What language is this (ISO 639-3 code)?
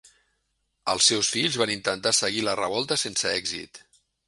cat